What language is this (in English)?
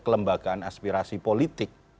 Indonesian